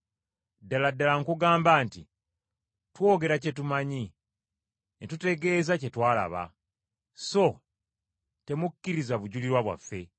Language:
Ganda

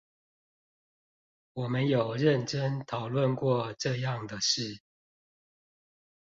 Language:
Chinese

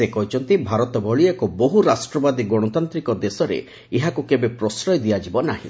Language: Odia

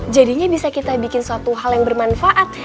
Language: Indonesian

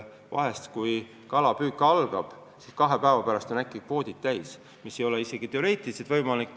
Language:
Estonian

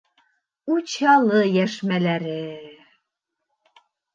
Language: Bashkir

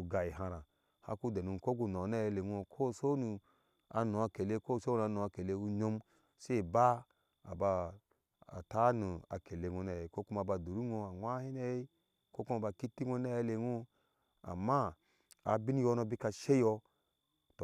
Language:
Ashe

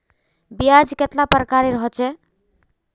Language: Magahi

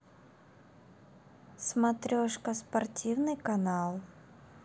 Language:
Russian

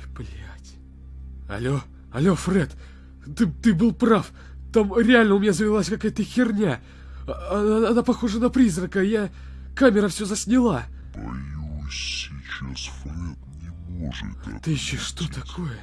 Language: Russian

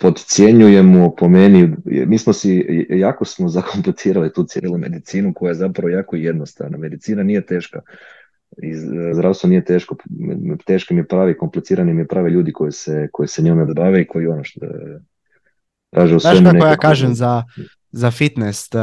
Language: Croatian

